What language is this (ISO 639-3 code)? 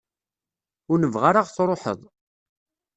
kab